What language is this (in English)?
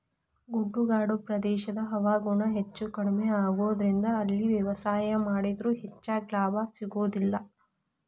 Kannada